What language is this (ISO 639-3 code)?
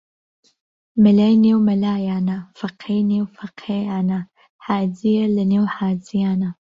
ckb